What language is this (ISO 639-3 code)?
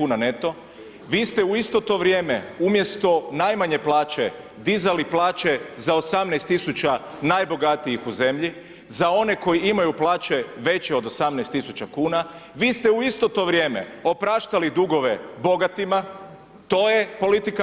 hrv